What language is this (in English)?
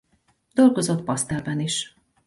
Hungarian